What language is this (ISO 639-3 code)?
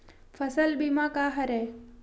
hne